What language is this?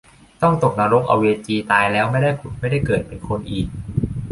Thai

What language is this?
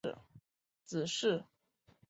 Chinese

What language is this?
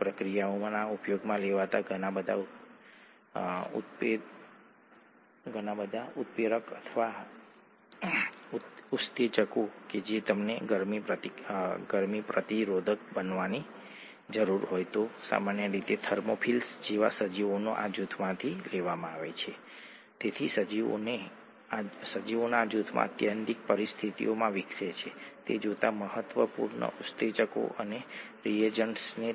Gujarati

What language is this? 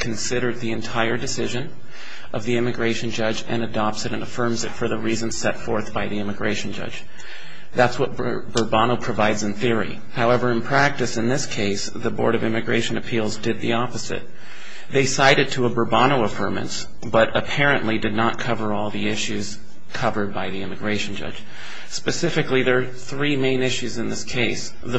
English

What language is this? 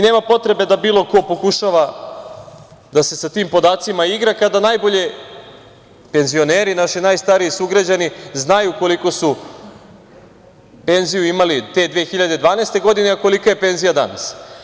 Serbian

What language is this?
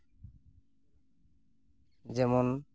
Santali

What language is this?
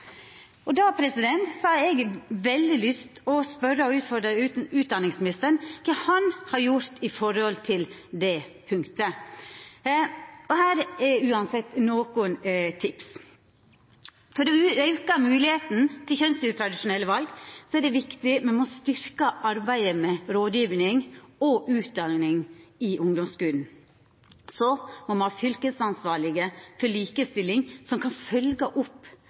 Norwegian Nynorsk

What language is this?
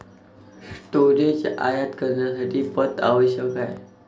Marathi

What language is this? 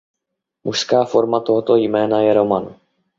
Czech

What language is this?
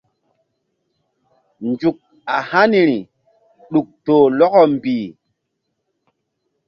Mbum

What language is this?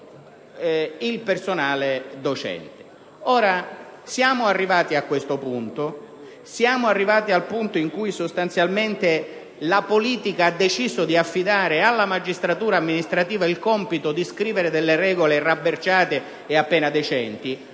Italian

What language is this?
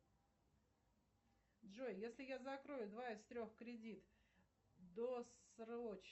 Russian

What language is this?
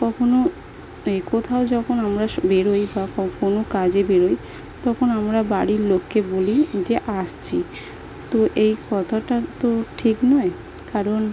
Bangla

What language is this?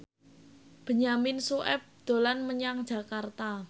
Javanese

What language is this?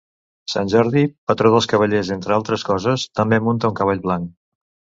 Catalan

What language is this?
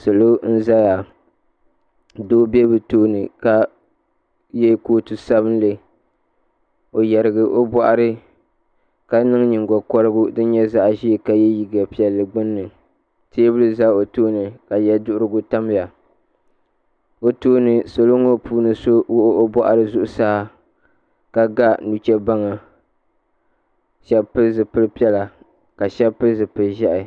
Dagbani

